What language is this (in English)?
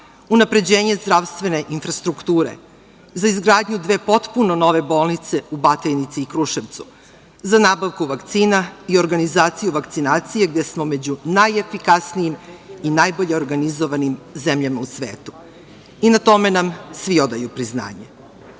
Serbian